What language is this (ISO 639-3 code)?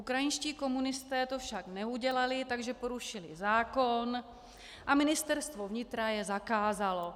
ces